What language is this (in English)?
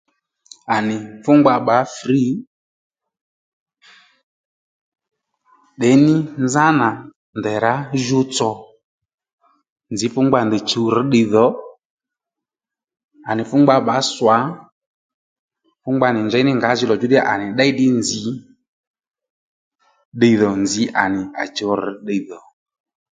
Lendu